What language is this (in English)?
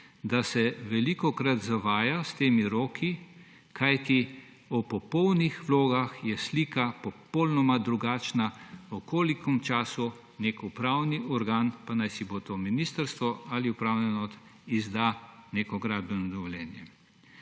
Slovenian